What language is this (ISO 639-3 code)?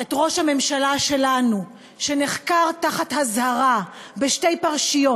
heb